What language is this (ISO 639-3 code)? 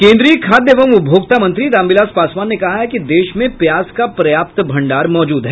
hin